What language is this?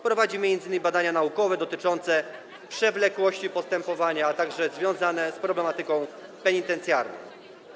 Polish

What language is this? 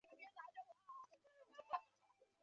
Chinese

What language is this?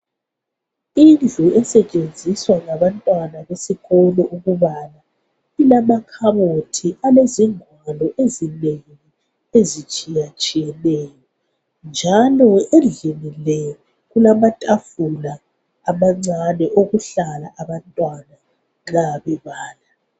North Ndebele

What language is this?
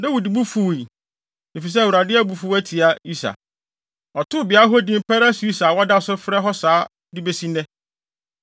Akan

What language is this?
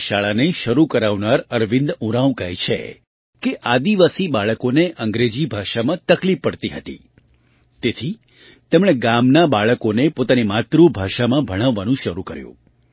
Gujarati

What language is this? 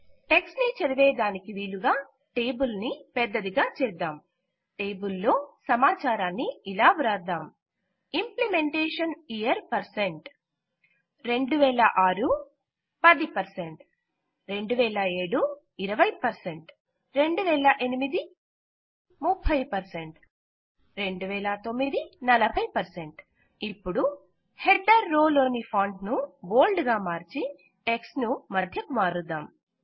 Telugu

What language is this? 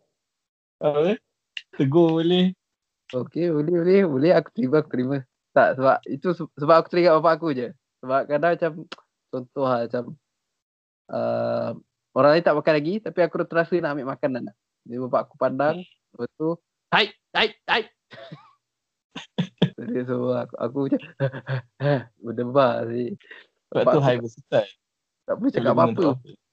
Malay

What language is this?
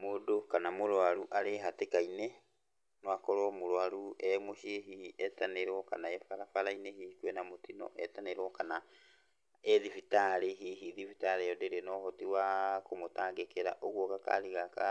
Kikuyu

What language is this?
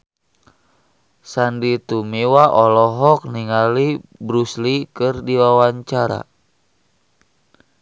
Sundanese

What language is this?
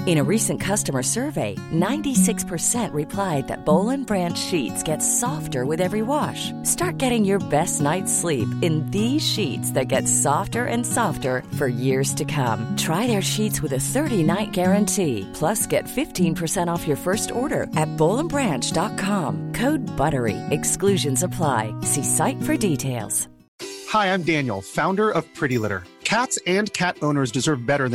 Swedish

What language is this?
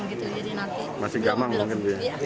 Indonesian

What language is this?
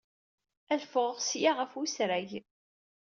Kabyle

